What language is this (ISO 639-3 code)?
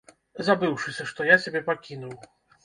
bel